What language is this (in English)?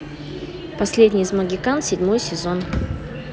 Russian